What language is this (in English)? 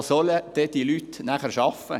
Swiss German